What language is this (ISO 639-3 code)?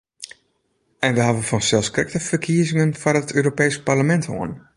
fry